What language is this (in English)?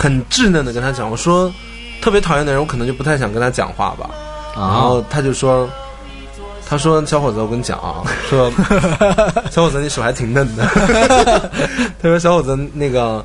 Chinese